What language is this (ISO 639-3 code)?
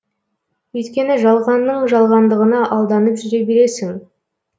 kaz